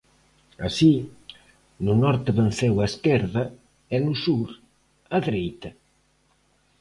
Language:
Galician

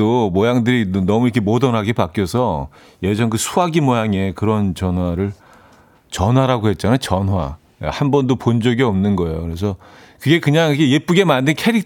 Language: Korean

